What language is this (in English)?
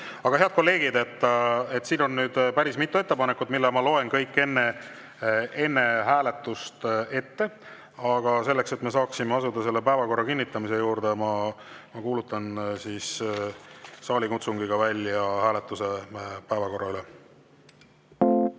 Estonian